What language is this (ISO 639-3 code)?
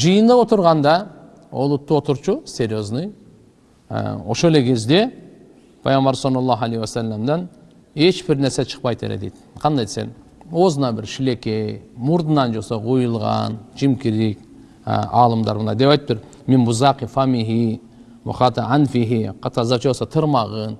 tur